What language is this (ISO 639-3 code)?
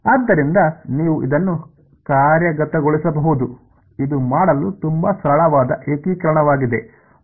kan